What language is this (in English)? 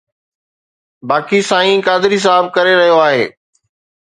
Sindhi